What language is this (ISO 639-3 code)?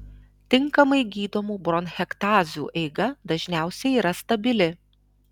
lit